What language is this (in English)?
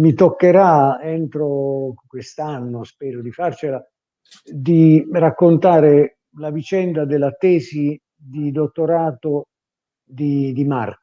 Italian